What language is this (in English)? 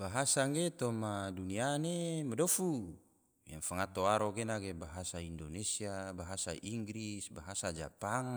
Tidore